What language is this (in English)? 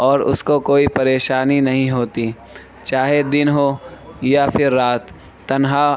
Urdu